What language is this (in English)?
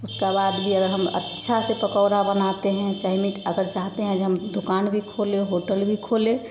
Hindi